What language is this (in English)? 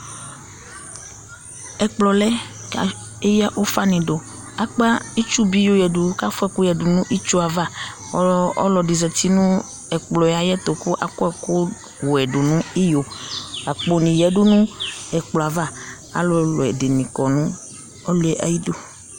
Ikposo